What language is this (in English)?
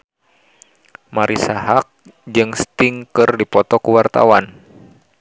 Sundanese